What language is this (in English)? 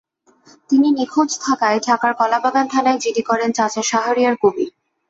Bangla